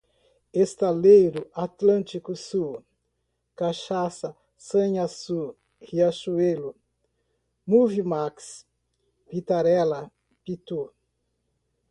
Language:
Portuguese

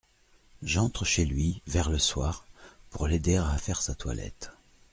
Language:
French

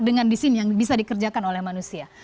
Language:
Indonesian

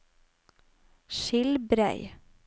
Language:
Norwegian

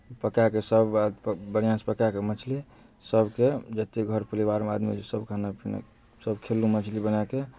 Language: Maithili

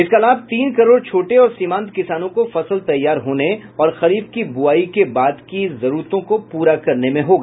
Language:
Hindi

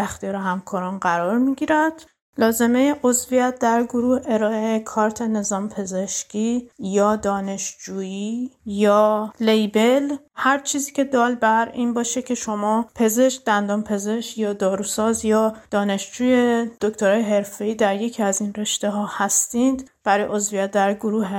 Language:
Persian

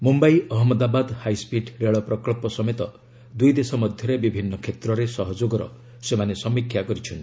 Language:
Odia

